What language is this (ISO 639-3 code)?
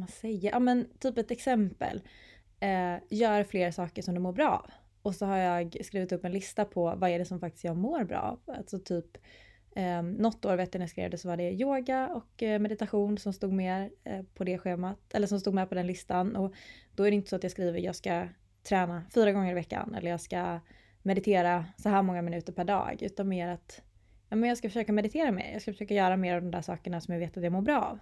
swe